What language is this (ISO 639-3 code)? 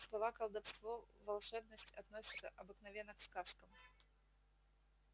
rus